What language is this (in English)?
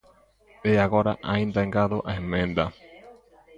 Galician